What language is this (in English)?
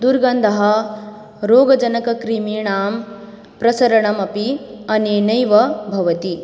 Sanskrit